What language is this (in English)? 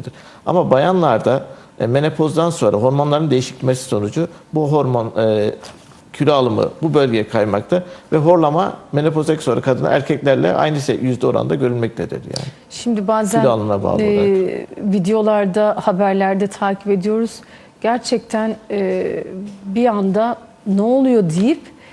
Turkish